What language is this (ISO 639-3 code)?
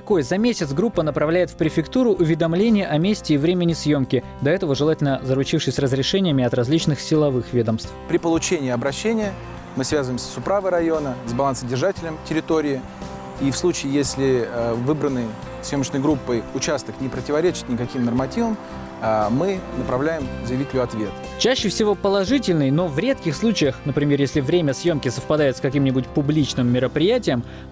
rus